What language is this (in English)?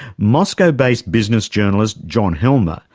English